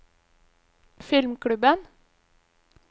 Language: Norwegian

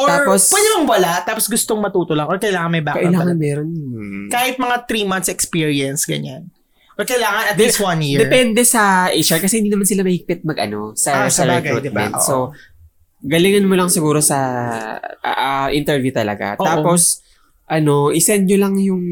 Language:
Filipino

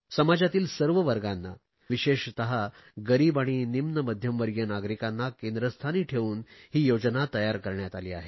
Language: Marathi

